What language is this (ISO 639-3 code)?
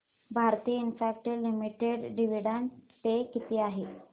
mar